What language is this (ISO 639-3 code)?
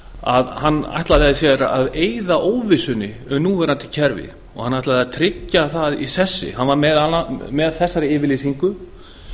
isl